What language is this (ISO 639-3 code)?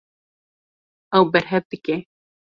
kur